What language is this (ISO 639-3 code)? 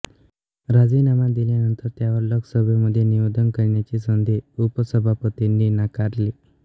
mar